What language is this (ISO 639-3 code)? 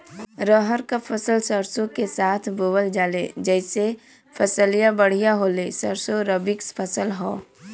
bho